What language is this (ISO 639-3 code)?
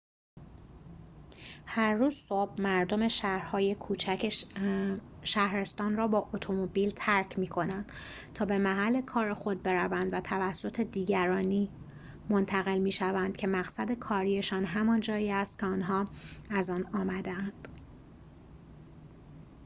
fas